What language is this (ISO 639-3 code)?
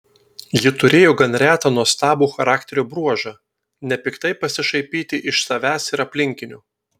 lit